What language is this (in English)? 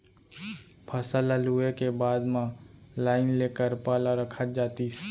Chhattisgarhi